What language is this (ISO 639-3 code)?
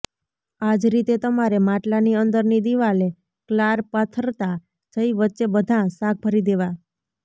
guj